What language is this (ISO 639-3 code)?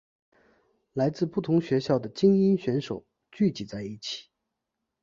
zho